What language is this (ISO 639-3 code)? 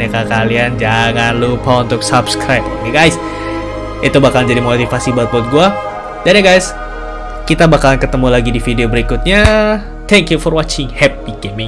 ind